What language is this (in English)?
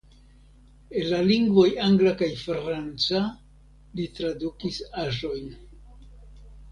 Esperanto